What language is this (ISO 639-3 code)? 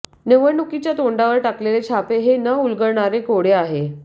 mar